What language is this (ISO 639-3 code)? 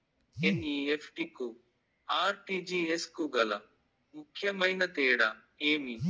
tel